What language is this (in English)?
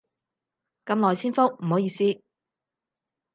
Cantonese